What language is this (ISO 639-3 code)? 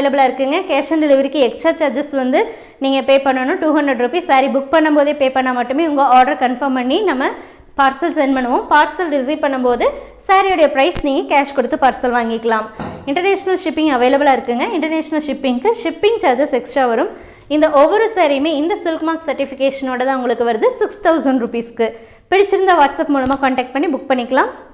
tam